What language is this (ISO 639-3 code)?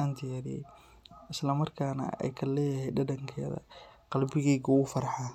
som